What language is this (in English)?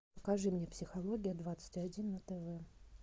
Russian